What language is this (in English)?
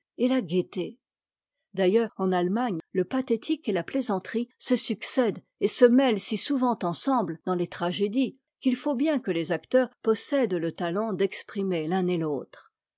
French